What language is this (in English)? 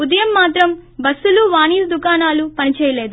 Telugu